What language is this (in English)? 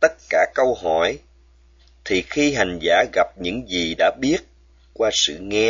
Vietnamese